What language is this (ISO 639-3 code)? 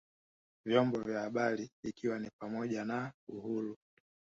swa